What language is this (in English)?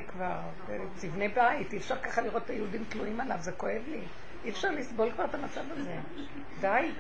Hebrew